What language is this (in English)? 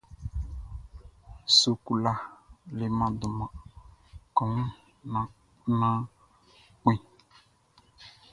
Baoulé